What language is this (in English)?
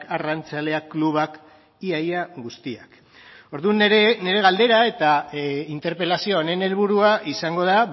Basque